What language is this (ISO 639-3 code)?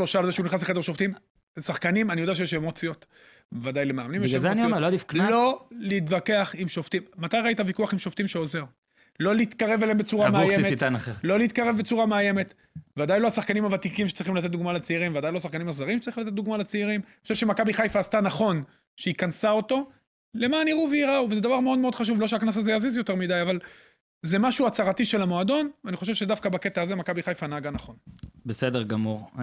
heb